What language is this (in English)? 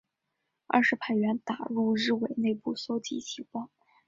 Chinese